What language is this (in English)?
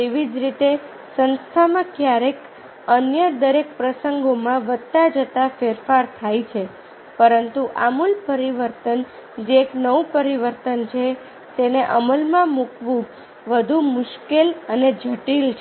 Gujarati